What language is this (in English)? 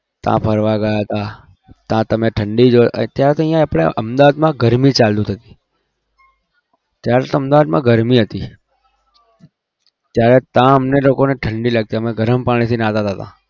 Gujarati